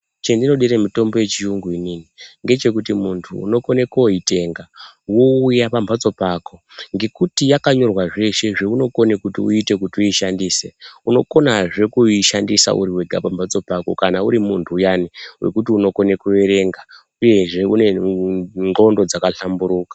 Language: Ndau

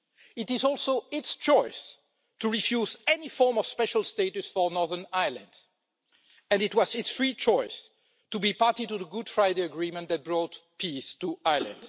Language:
English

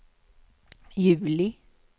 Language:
Swedish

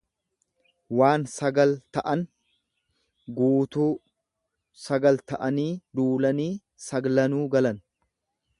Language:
Oromo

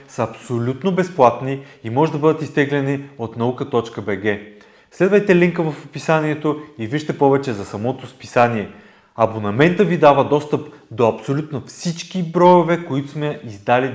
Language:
Bulgarian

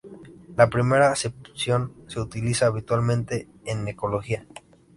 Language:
Spanish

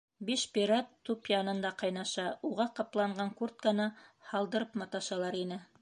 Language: Bashkir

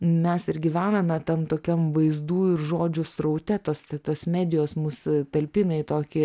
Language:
Lithuanian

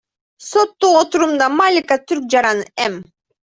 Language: Kyrgyz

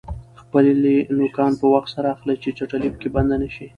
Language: Pashto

